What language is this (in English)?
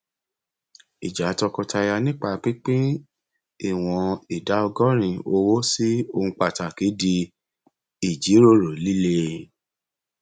Yoruba